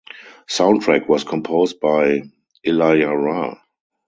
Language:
English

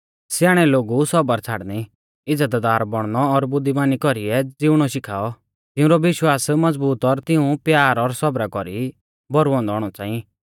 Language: Mahasu Pahari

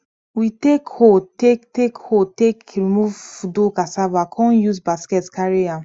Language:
Nigerian Pidgin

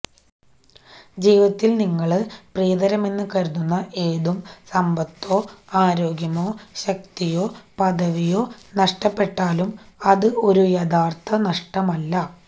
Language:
Malayalam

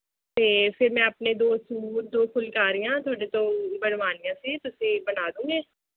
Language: Punjabi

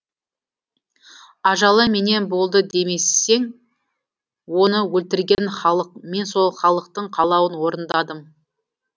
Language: Kazakh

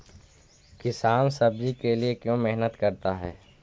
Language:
Magahi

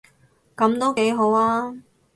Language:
Cantonese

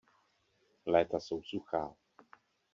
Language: Czech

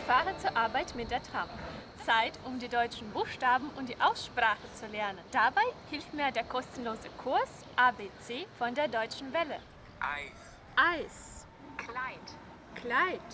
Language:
German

